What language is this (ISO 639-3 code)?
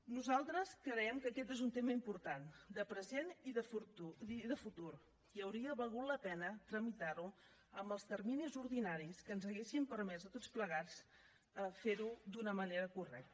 cat